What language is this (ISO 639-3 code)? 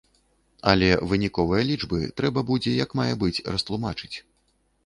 bel